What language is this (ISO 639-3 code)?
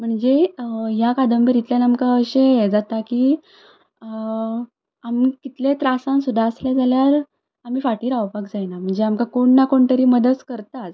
kok